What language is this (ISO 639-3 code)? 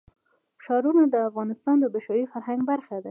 pus